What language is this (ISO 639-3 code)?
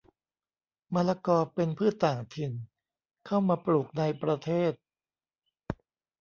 tha